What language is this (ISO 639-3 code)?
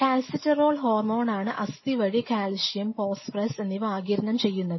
mal